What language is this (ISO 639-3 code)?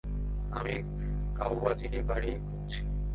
ben